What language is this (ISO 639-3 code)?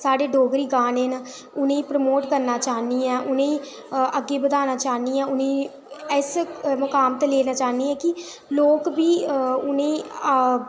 doi